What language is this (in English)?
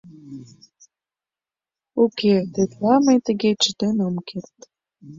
Mari